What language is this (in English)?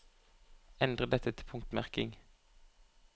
Norwegian